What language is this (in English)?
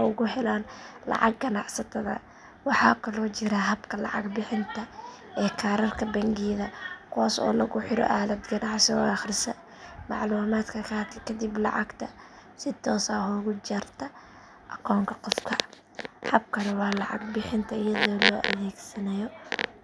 Somali